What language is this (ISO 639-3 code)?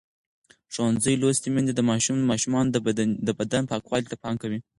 pus